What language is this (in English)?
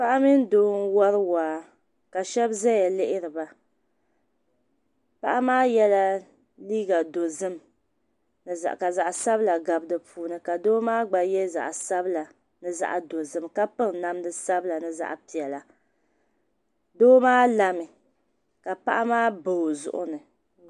Dagbani